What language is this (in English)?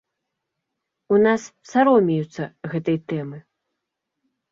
Belarusian